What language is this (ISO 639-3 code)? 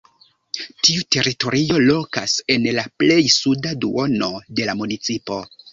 epo